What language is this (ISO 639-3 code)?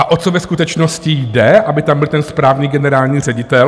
ces